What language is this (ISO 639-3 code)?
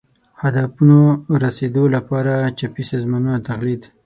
pus